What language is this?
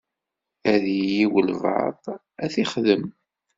Kabyle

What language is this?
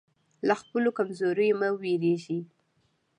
Pashto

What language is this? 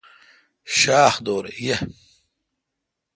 Kalkoti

